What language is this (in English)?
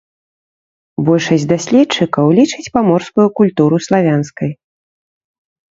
Belarusian